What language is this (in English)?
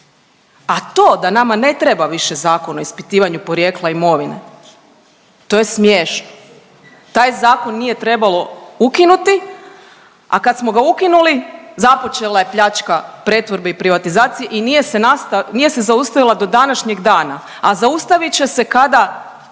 Croatian